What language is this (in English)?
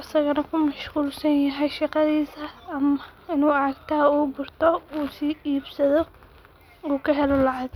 Somali